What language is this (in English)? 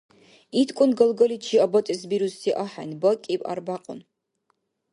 Dargwa